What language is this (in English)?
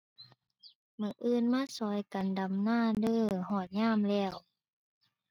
Thai